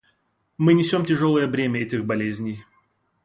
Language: Russian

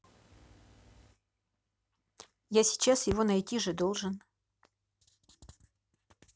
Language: Russian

